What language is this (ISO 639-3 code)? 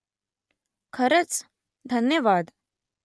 mar